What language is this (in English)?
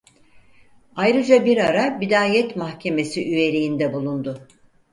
Turkish